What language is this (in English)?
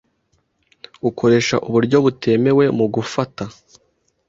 Kinyarwanda